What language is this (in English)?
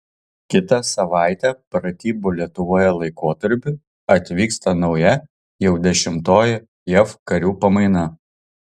Lithuanian